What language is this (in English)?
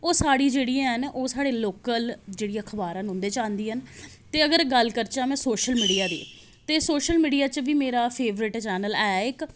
Dogri